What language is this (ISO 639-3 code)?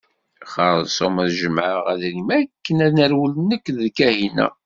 kab